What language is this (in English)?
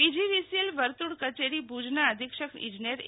Gujarati